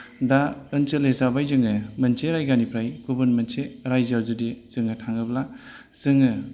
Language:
Bodo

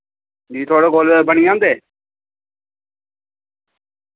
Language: Dogri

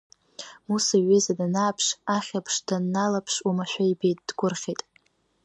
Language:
Abkhazian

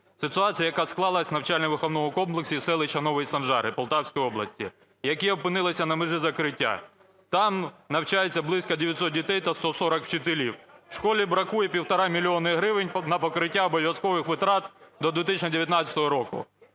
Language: Ukrainian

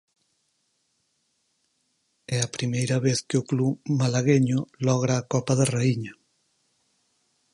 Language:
Galician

